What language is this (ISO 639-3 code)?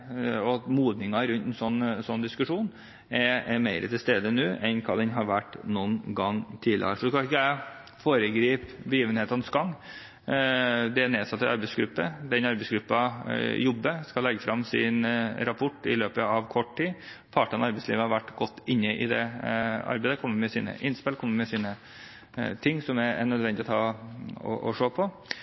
nob